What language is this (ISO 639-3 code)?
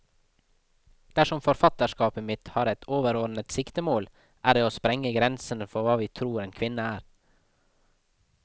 nor